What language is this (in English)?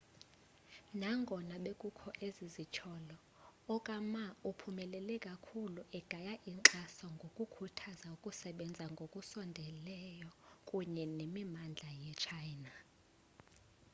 Xhosa